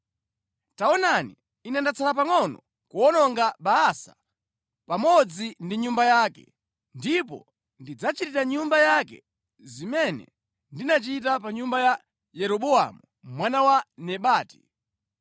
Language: Nyanja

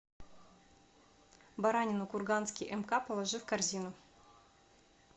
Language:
Russian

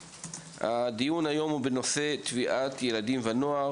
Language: Hebrew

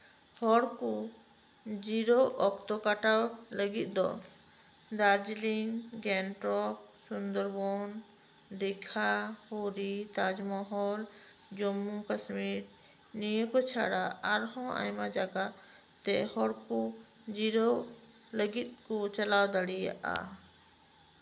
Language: Santali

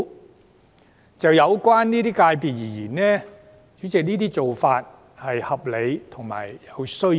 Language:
Cantonese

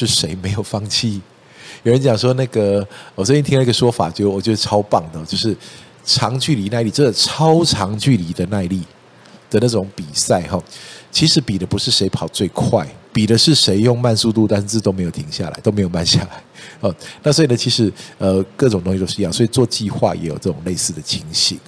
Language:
Chinese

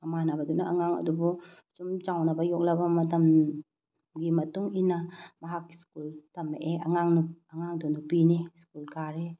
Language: Manipuri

